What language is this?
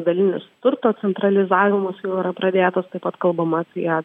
Lithuanian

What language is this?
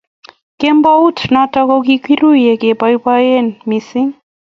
Kalenjin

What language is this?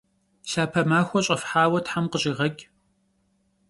Kabardian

